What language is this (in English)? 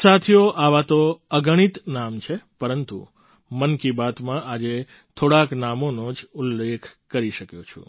Gujarati